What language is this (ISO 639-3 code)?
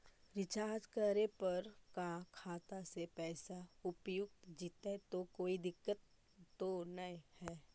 mag